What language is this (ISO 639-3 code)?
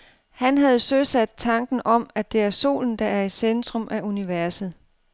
dan